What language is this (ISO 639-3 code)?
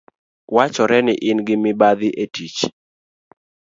luo